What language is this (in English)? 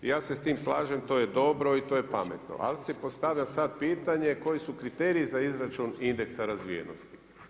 Croatian